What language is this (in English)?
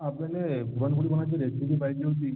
Marathi